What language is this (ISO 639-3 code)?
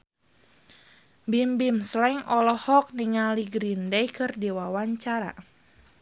sun